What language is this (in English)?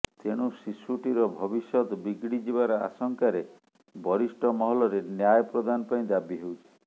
Odia